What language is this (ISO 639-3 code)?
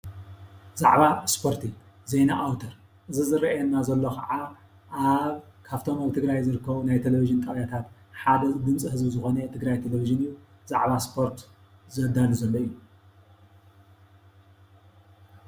tir